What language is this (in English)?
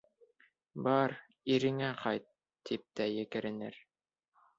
Bashkir